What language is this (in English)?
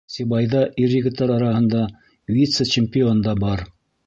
Bashkir